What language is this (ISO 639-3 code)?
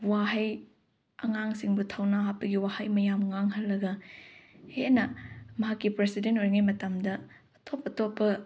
mni